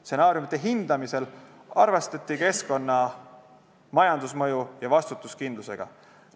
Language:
Estonian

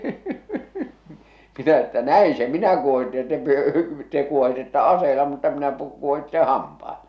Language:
Finnish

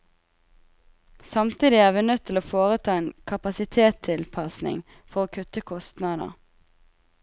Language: Norwegian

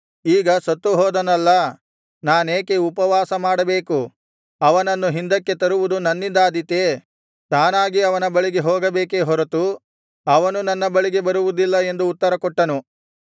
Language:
Kannada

